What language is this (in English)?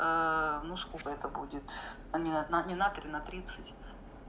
Russian